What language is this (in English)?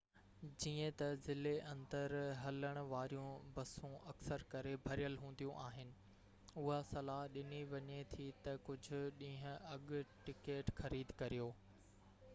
Sindhi